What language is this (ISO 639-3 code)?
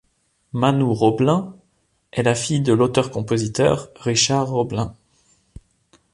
fra